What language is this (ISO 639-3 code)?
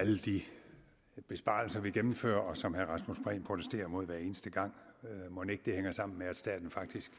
dan